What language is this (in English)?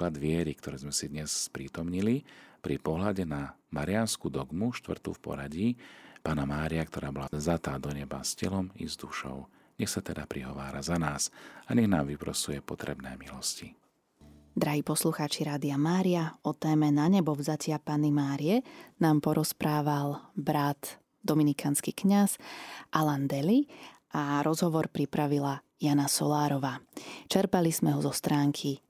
Slovak